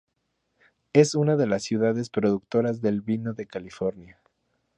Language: Spanish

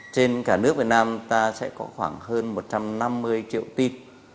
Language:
Vietnamese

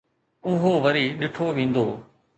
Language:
Sindhi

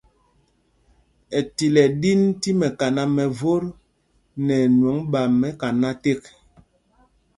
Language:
Mpumpong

